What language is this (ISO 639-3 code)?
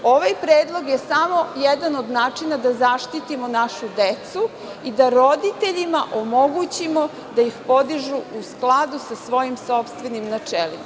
srp